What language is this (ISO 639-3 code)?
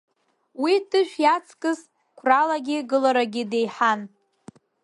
abk